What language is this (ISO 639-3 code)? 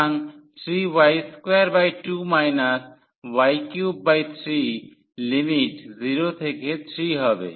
ben